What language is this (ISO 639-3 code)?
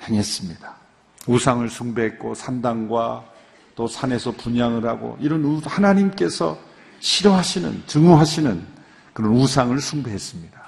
kor